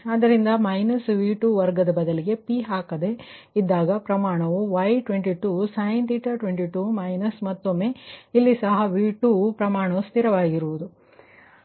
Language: Kannada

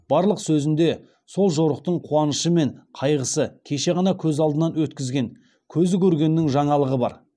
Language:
Kazakh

